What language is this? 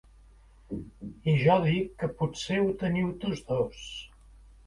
Catalan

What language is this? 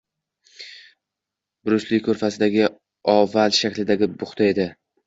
Uzbek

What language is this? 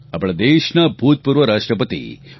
Gujarati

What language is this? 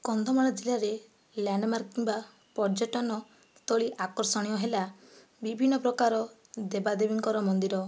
Odia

